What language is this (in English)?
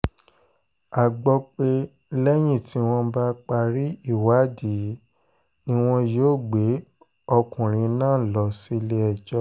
Yoruba